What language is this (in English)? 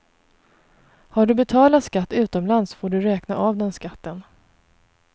Swedish